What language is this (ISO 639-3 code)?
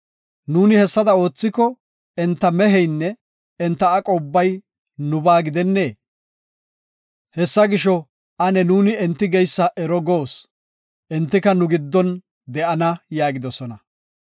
gof